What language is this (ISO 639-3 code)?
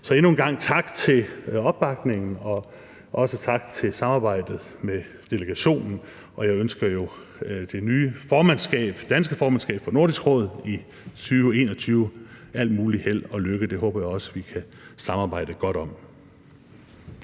dan